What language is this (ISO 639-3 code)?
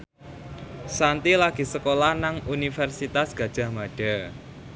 jav